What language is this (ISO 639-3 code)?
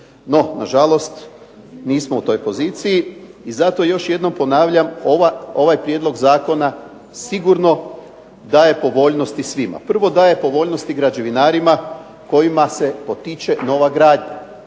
hrv